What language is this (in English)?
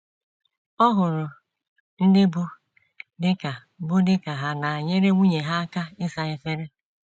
Igbo